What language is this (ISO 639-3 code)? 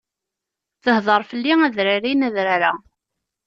kab